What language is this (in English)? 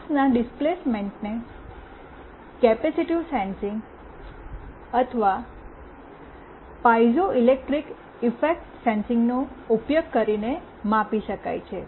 Gujarati